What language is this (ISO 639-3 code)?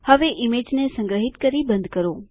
guj